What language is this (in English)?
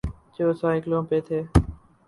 Urdu